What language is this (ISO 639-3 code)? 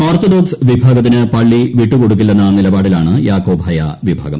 mal